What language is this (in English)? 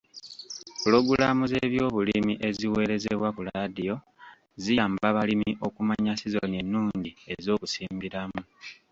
Ganda